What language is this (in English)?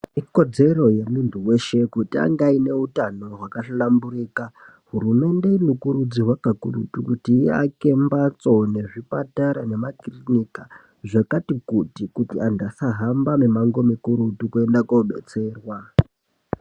Ndau